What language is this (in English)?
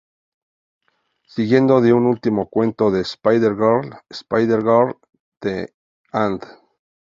Spanish